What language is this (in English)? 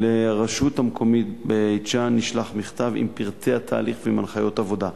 Hebrew